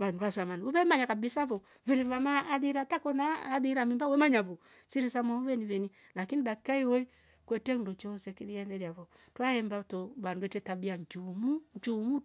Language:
Rombo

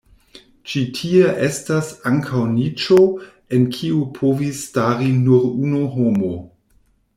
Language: Esperanto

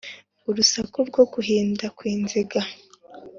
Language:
Kinyarwanda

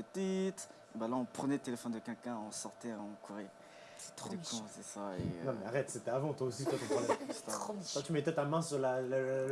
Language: French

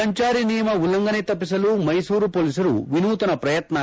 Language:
Kannada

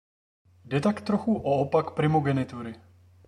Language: Czech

